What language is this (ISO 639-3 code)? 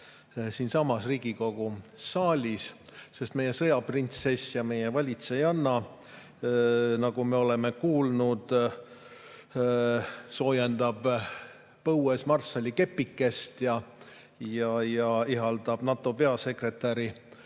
est